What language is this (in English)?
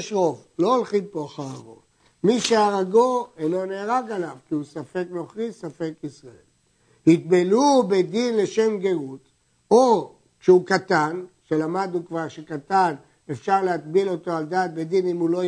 Hebrew